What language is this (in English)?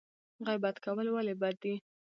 Pashto